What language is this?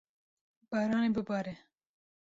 Kurdish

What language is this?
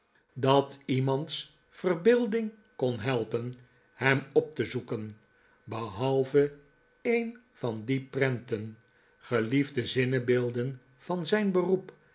Dutch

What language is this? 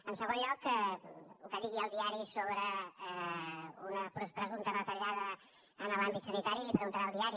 Catalan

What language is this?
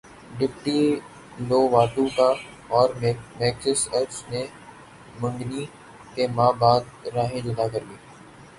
Urdu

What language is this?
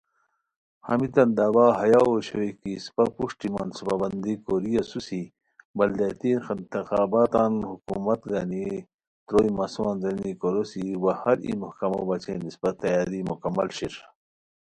Khowar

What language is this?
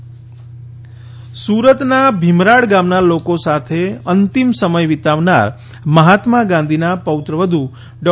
Gujarati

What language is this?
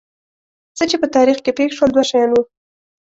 Pashto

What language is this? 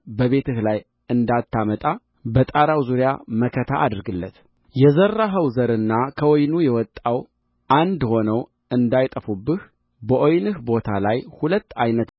Amharic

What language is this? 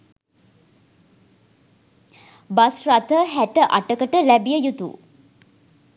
Sinhala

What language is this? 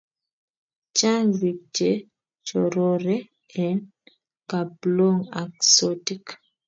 Kalenjin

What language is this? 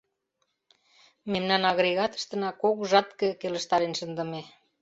Mari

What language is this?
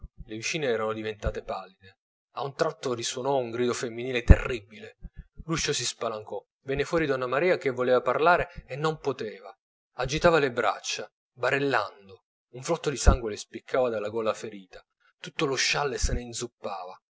Italian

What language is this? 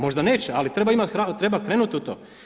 Croatian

